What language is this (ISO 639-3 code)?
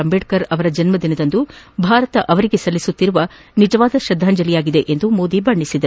kan